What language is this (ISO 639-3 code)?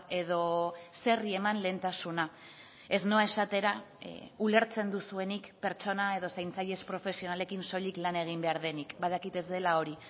eus